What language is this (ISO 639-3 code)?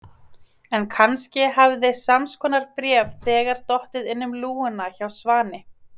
isl